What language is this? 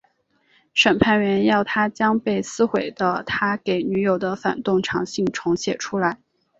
Chinese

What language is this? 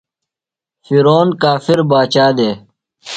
Phalura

